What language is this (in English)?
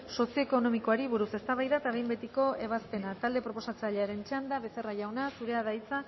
Basque